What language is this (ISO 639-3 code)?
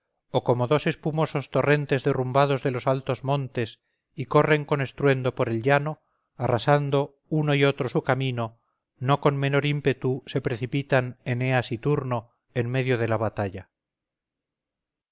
spa